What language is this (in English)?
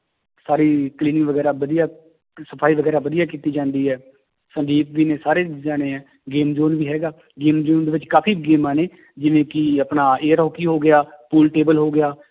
Punjabi